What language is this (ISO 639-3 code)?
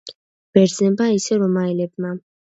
kat